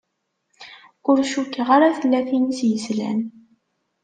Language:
Kabyle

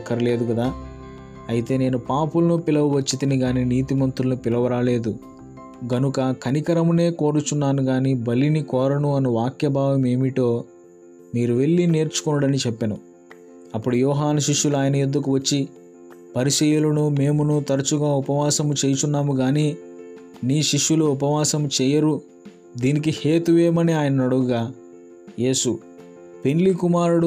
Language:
Telugu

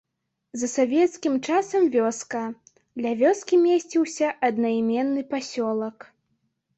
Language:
Belarusian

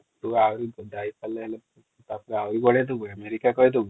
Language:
Odia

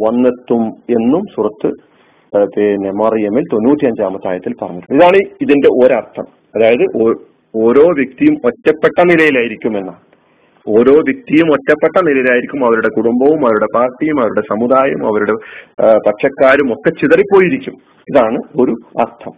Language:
Malayalam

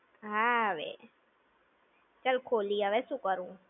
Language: Gujarati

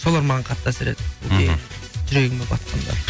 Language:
Kazakh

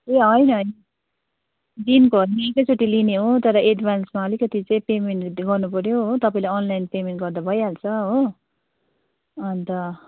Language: Nepali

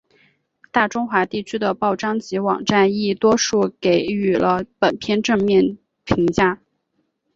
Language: Chinese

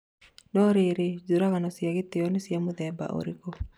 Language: Kikuyu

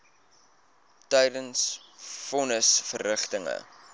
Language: Afrikaans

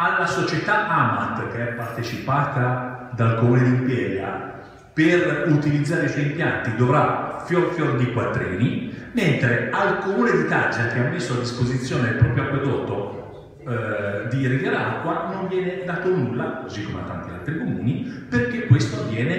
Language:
Italian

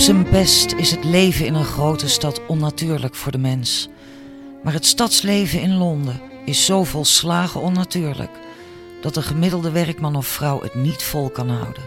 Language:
Dutch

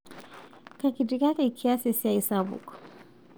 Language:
Masai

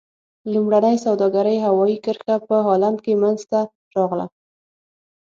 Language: Pashto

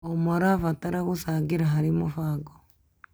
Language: Kikuyu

